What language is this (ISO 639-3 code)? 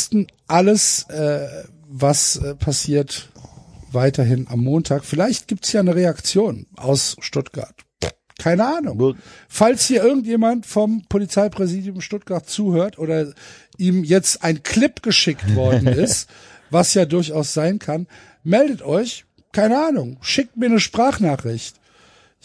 deu